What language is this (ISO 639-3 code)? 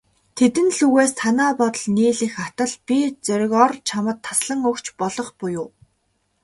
mon